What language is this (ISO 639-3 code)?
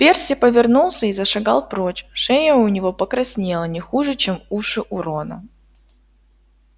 rus